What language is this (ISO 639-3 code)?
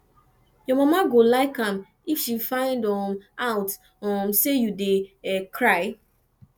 pcm